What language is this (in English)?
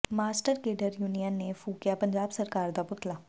Punjabi